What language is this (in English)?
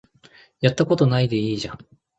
Japanese